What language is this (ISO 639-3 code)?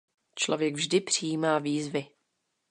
ces